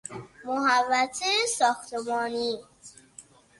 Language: Persian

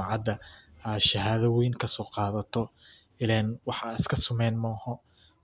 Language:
Somali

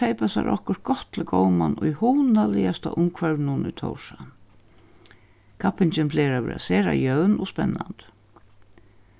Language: Faroese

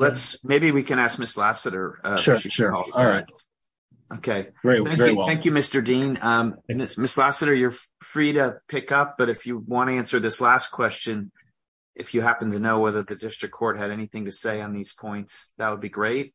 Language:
English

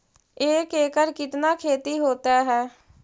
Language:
Magahi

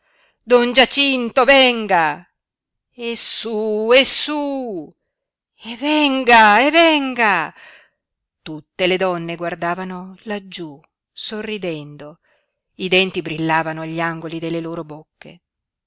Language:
Italian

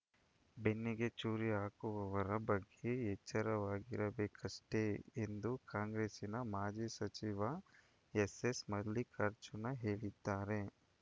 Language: Kannada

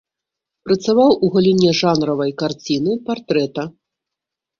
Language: Belarusian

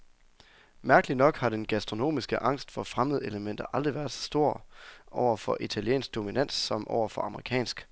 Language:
Danish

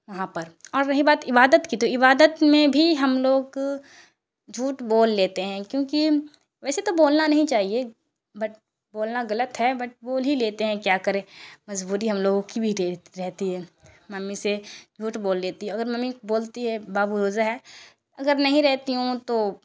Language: Urdu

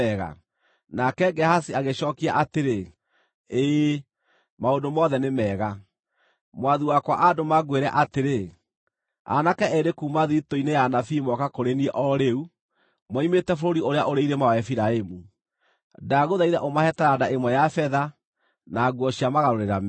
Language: Kikuyu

